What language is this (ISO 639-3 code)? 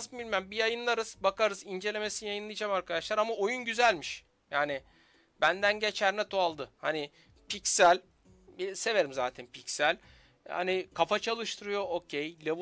tur